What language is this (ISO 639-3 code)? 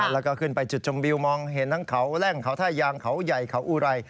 tha